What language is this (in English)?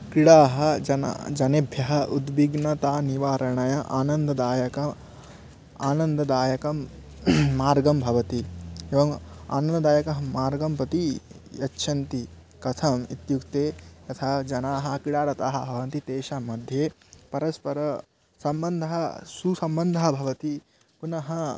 Sanskrit